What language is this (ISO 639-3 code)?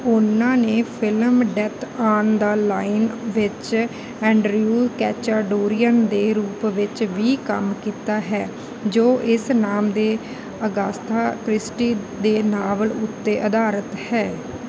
pan